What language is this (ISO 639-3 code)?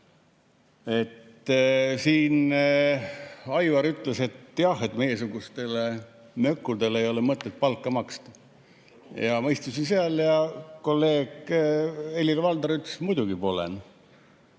est